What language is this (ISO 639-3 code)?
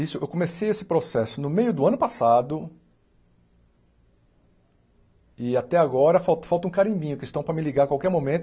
por